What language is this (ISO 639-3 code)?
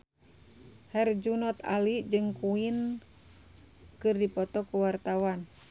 sun